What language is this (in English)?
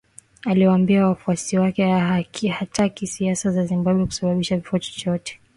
Swahili